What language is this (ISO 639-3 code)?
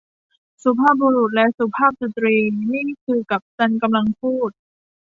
tha